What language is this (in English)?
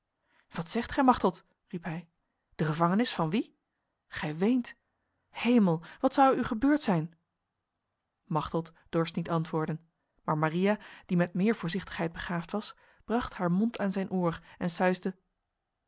Dutch